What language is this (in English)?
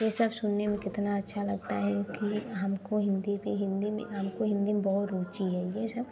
Hindi